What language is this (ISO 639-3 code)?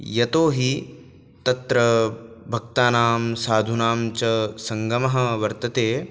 san